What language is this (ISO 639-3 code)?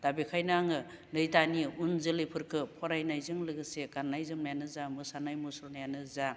brx